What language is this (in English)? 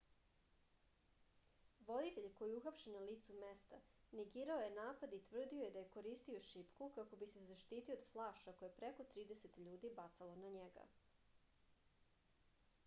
Serbian